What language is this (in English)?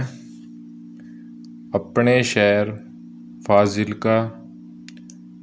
Punjabi